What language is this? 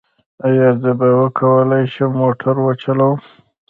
Pashto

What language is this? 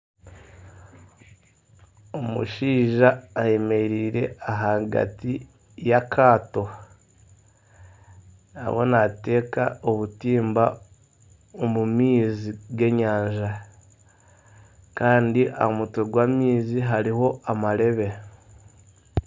Nyankole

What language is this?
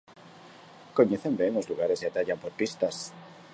Galician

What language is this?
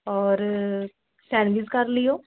Punjabi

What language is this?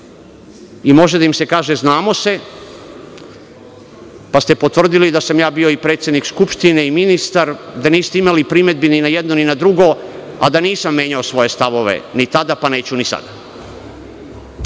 Serbian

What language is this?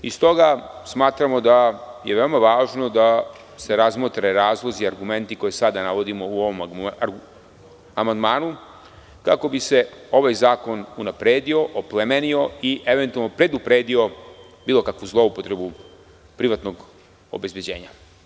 Serbian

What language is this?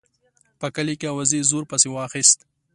Pashto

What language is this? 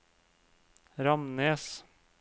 Norwegian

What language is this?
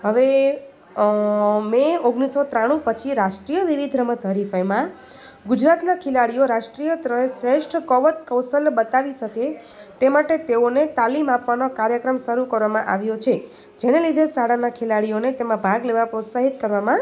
Gujarati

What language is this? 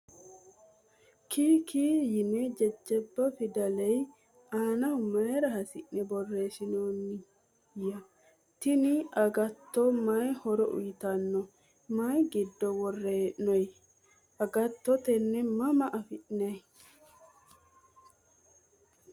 Sidamo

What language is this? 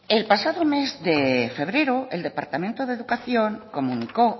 Spanish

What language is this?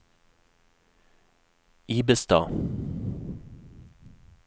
Norwegian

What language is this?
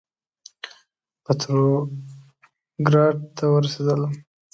Pashto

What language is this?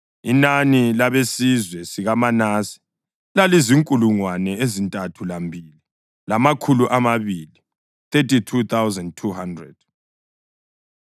North Ndebele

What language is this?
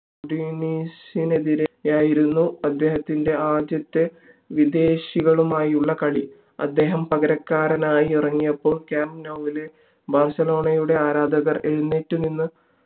Malayalam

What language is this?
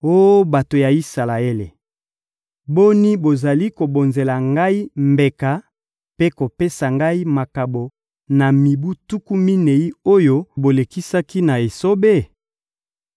Lingala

